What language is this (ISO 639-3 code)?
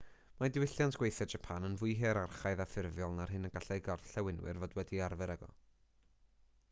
cym